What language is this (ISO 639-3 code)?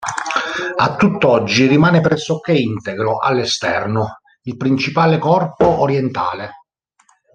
ita